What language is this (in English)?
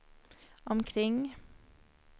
Swedish